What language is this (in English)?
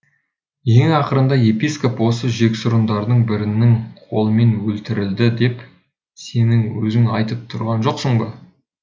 Kazakh